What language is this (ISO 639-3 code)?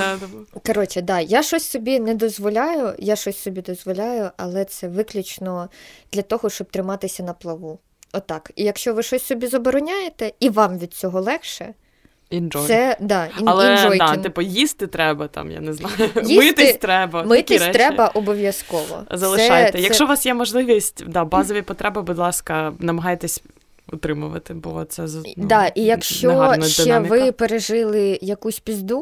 ukr